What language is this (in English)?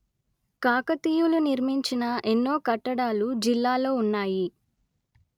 Telugu